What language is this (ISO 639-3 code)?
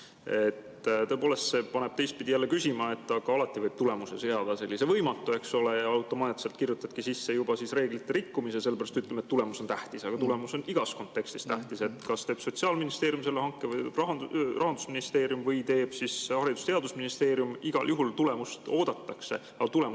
est